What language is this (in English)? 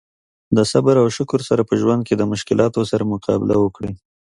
Pashto